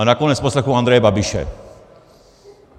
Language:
Czech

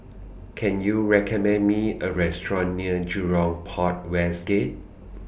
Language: English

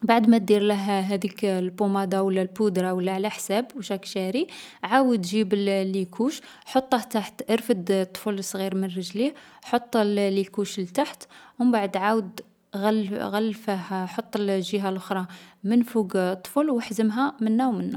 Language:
Algerian Arabic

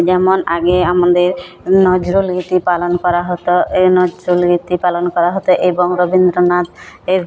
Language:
Bangla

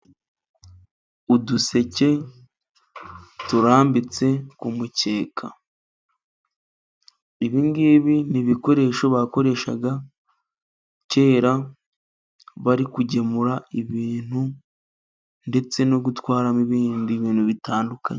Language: Kinyarwanda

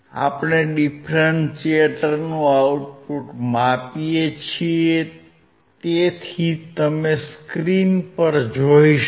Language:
Gujarati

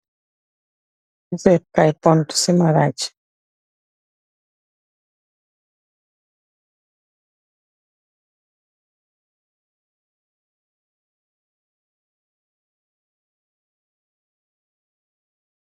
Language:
Wolof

